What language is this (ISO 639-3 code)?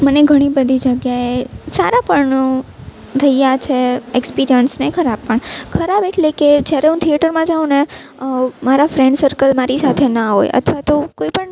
guj